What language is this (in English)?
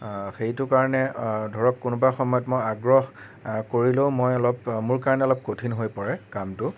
Assamese